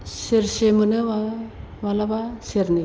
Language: Bodo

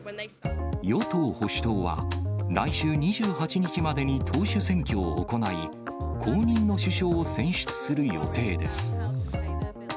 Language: Japanese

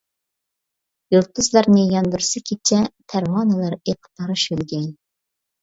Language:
Uyghur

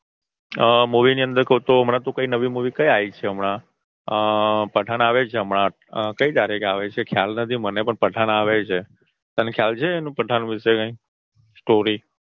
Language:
Gujarati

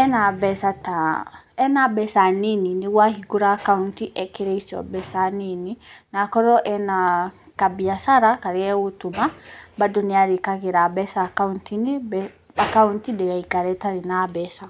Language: Kikuyu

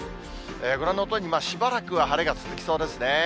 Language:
Japanese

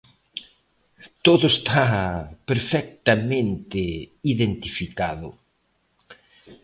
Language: Galician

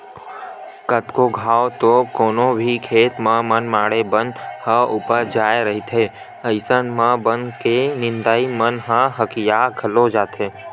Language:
Chhattisgarhi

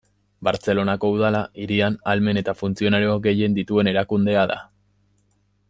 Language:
Basque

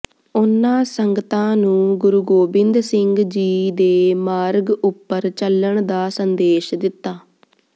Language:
Punjabi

